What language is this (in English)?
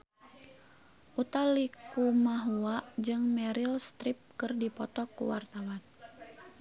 Sundanese